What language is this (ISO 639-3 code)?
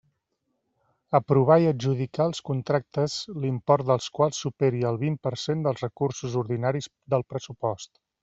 cat